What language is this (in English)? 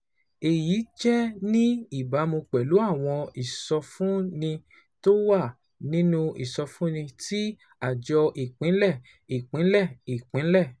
Yoruba